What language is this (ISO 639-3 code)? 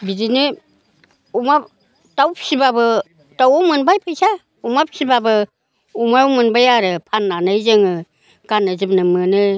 brx